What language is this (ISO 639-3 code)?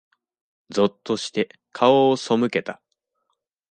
jpn